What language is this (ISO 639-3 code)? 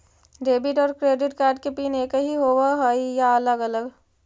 mag